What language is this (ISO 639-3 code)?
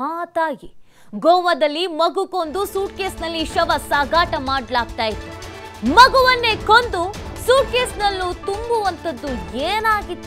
kan